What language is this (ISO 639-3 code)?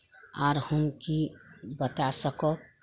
mai